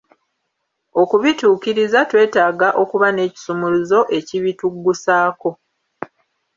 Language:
Ganda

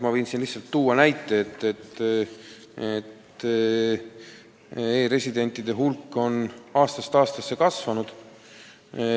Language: Estonian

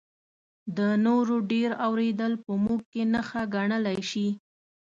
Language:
Pashto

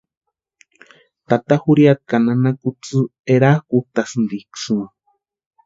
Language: Western Highland Purepecha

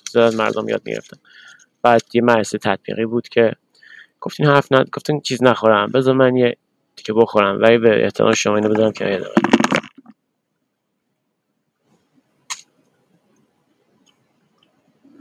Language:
Persian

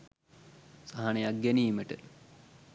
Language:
Sinhala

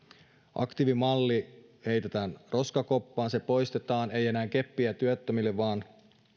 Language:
Finnish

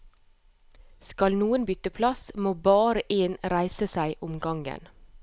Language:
Norwegian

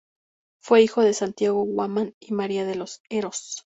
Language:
Spanish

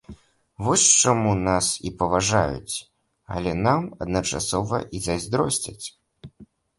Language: Belarusian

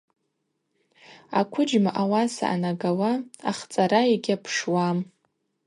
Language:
Abaza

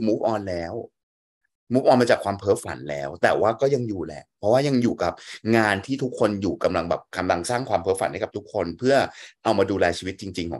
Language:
Thai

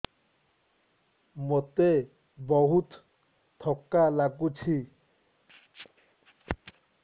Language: Odia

